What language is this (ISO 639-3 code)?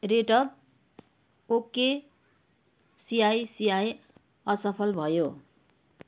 nep